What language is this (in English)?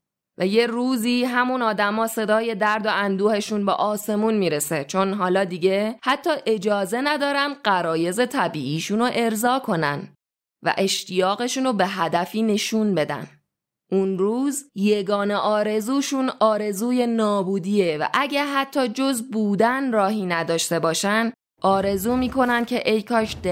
Persian